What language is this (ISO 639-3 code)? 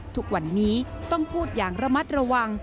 tha